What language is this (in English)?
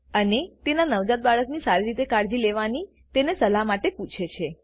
Gujarati